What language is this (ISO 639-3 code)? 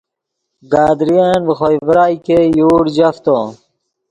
ydg